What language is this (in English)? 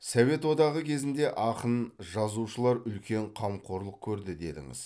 Kazakh